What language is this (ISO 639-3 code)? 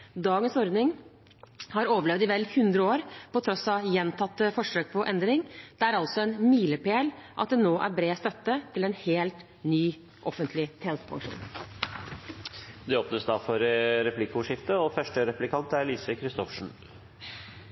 nob